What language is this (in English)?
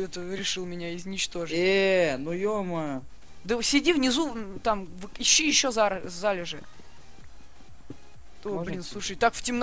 Russian